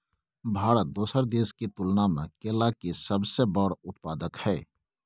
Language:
Maithili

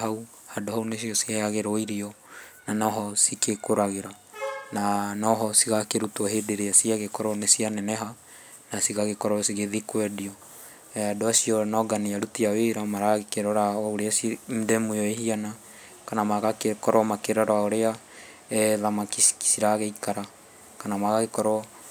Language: Kikuyu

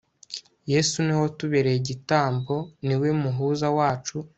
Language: Kinyarwanda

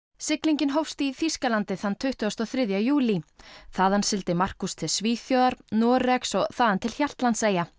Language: Icelandic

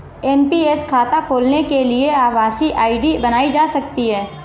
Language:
Hindi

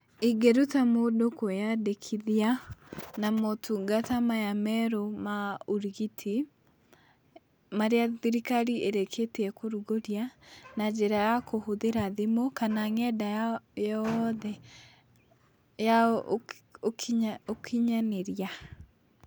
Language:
Kikuyu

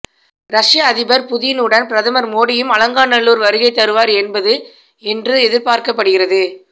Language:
Tamil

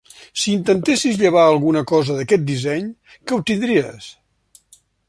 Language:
Catalan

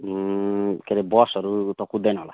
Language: Nepali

